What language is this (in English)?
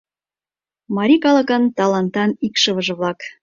Mari